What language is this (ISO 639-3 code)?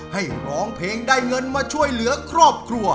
tha